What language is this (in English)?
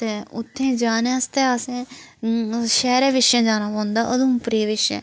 Dogri